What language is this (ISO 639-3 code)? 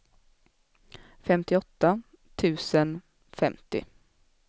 swe